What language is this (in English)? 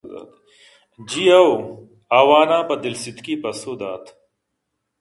Eastern Balochi